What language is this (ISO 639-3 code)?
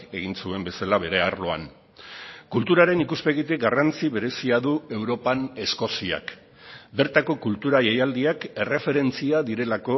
eus